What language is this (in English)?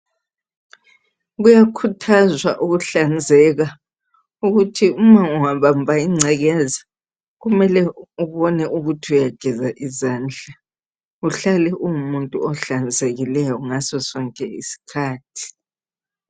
North Ndebele